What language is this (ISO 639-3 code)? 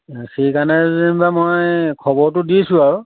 asm